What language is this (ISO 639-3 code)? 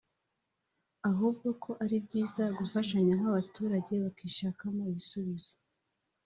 kin